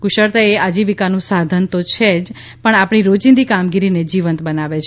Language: Gujarati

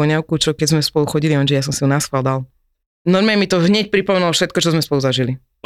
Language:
Slovak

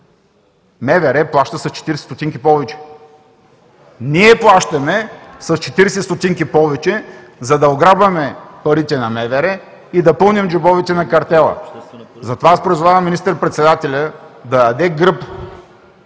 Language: Bulgarian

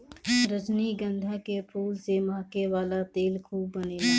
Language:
Bhojpuri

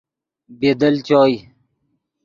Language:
Yidgha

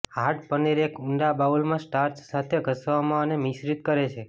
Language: Gujarati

